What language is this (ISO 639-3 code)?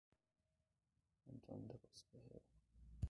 por